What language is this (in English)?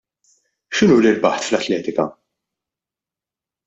Maltese